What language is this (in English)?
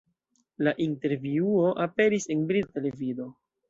Esperanto